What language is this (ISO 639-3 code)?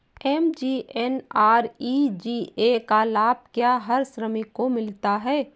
hin